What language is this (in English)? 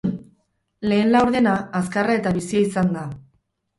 Basque